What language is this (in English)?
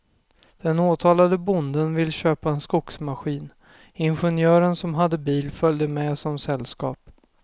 Swedish